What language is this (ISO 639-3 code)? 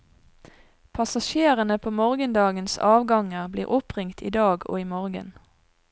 nor